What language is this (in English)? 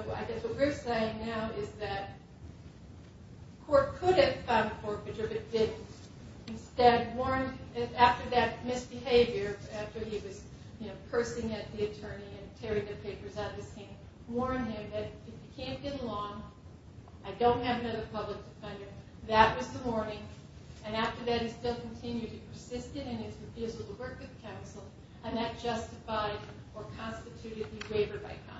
English